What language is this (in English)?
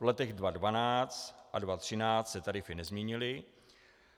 Czech